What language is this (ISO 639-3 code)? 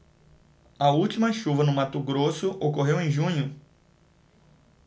por